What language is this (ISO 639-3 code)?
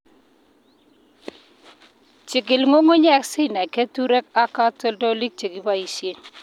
kln